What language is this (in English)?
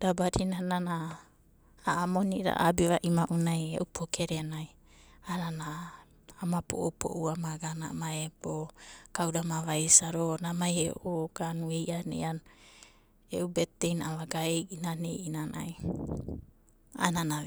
Abadi